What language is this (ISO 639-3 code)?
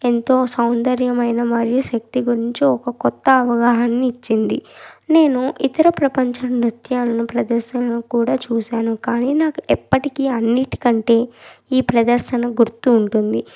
tel